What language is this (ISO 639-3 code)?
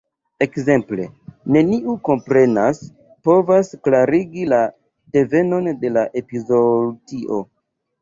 epo